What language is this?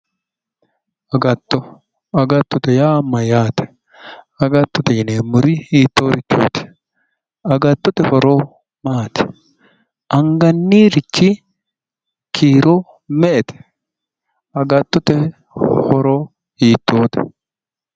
Sidamo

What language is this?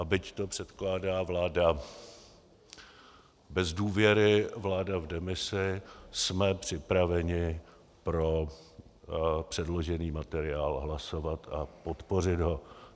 Czech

